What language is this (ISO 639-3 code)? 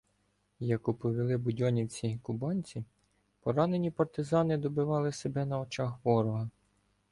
ukr